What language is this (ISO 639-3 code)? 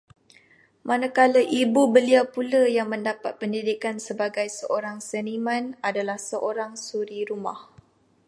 msa